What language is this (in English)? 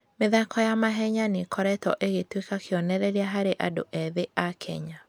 Kikuyu